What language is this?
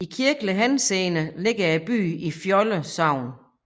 Danish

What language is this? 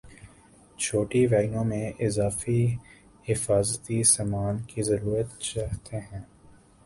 Urdu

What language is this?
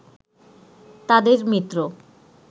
Bangla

